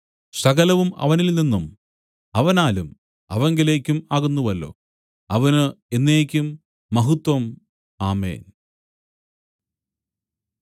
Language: Malayalam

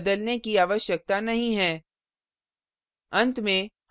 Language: Hindi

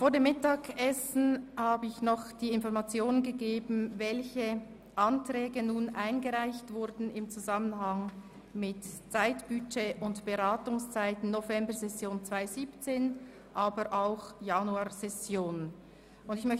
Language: Swiss German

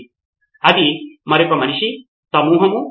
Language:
Telugu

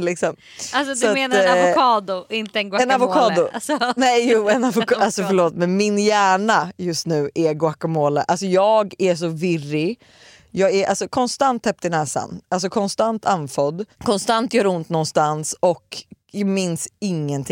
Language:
Swedish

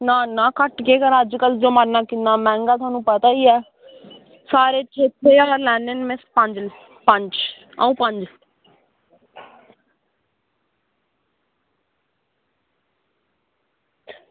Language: Dogri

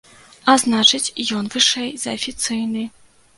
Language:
Belarusian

